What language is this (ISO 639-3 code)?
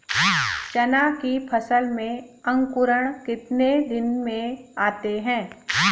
hin